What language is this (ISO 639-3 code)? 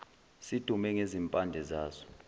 zul